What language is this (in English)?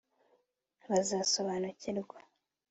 Kinyarwanda